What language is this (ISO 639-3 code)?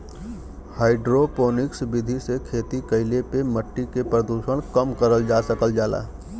bho